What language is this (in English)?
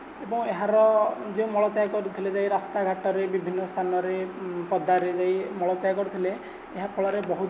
Odia